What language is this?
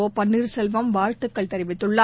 Tamil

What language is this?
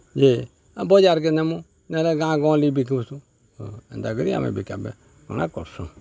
Odia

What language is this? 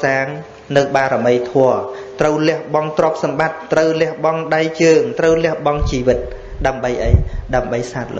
Vietnamese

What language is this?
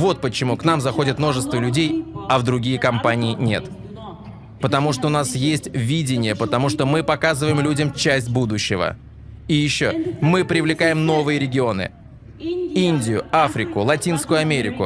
Russian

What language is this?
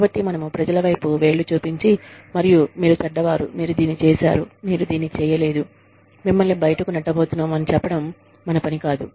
Telugu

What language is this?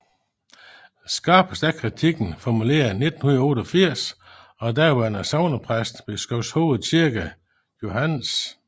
Danish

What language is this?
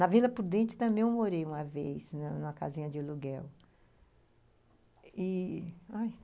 Portuguese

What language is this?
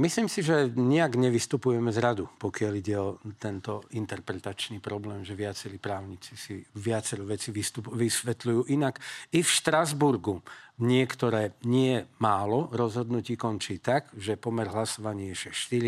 Slovak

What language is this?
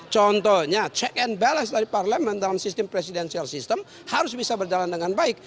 Indonesian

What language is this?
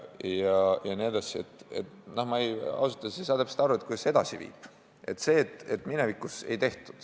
Estonian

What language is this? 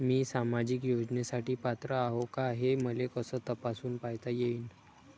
Marathi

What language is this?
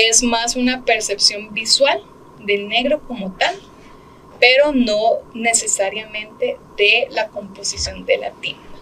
Spanish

